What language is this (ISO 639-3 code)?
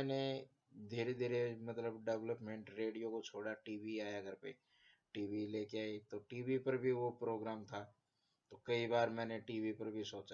hin